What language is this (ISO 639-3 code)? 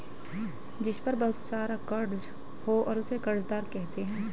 hin